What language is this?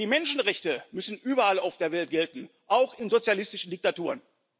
German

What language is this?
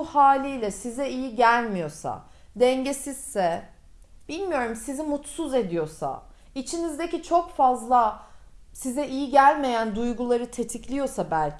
Turkish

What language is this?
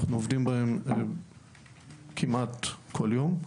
Hebrew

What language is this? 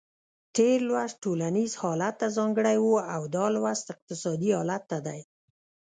Pashto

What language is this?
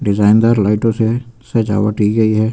Hindi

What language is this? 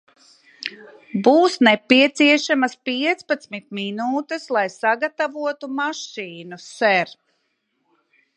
Latvian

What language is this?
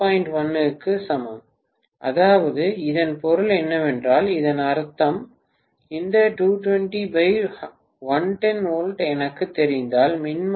Tamil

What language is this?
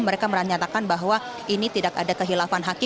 Indonesian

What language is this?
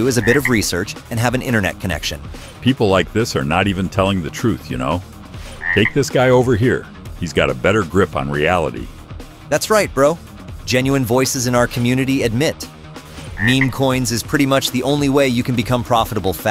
English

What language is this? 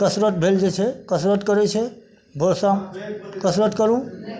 Maithili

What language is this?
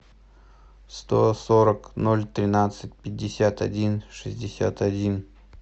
Russian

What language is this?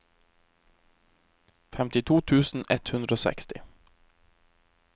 Norwegian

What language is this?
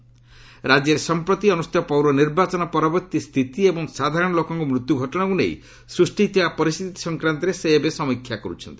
Odia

